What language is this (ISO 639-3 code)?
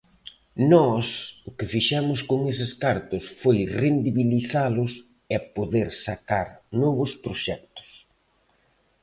glg